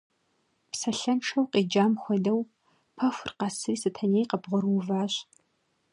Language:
Kabardian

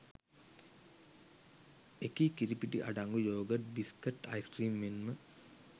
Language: Sinhala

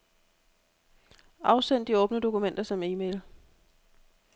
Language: Danish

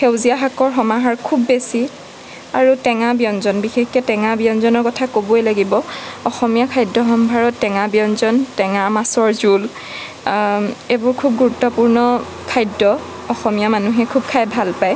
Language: Assamese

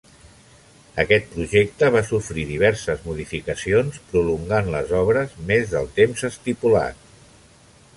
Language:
Catalan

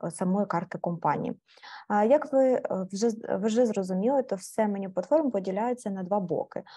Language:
Ukrainian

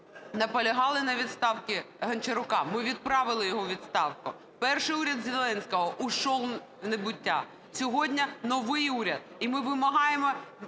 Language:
Ukrainian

